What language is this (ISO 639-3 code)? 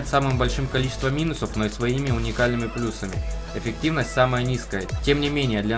rus